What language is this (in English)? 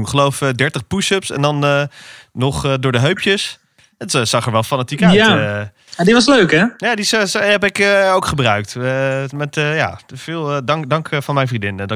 Dutch